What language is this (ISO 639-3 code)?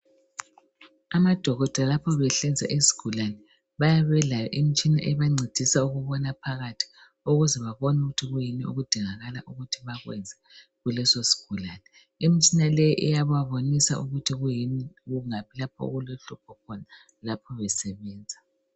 nde